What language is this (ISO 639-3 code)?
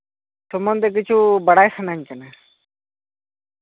sat